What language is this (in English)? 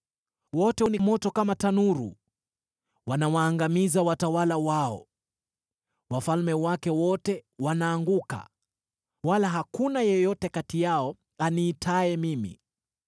Swahili